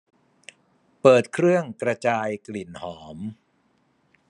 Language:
Thai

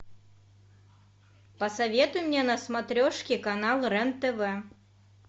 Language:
Russian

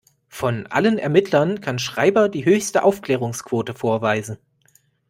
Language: German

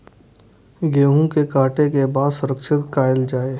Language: Maithili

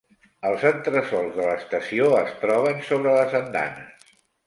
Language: Catalan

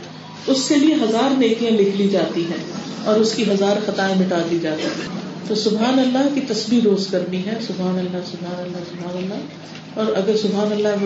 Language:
Urdu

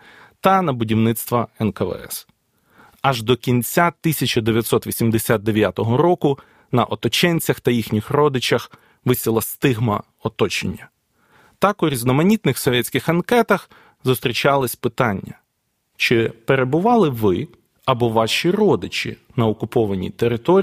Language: Ukrainian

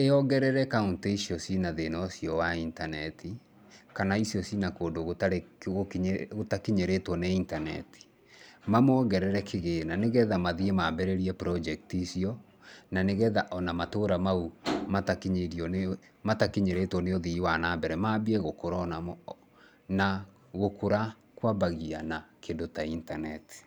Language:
Kikuyu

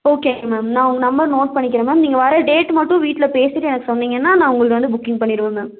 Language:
Tamil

